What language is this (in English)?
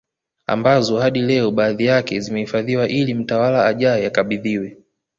Swahili